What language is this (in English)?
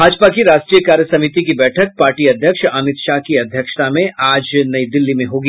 Hindi